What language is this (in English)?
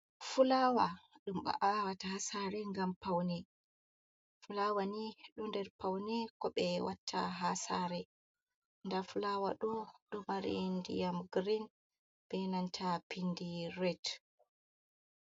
Fula